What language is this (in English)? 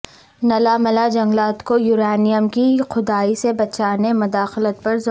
Urdu